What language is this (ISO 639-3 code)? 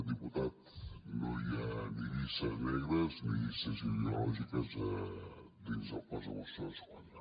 cat